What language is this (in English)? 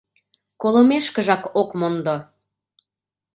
Mari